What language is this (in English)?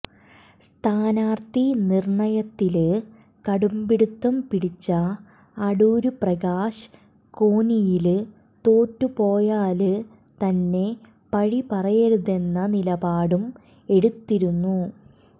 Malayalam